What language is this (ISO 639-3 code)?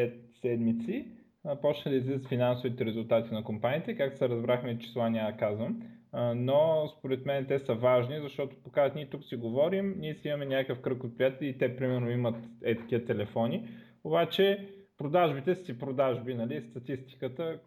bul